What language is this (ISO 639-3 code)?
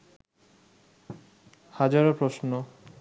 ben